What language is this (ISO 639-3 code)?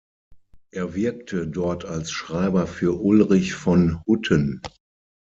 deu